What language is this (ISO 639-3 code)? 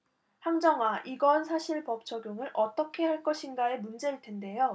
kor